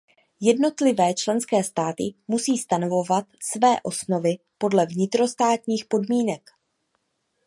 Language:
Czech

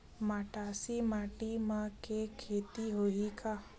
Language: Chhattisgarhi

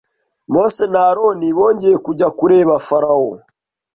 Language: Kinyarwanda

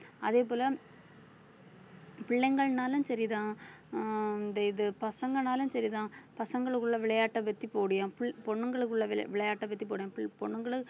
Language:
Tamil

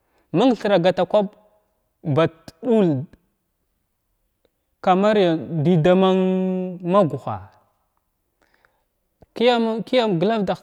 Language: Glavda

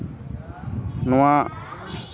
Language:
Santali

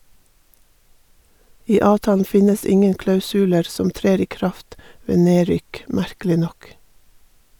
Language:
Norwegian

